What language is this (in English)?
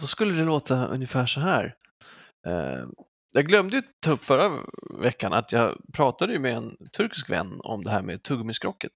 Swedish